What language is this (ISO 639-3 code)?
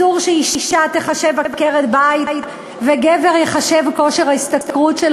heb